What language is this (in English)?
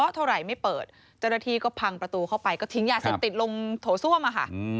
Thai